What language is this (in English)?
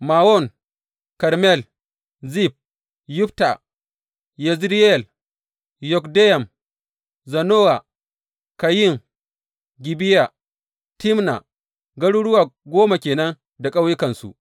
Hausa